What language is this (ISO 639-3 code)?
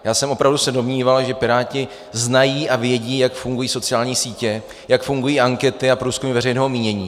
ces